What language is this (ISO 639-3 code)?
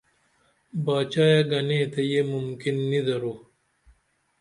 dml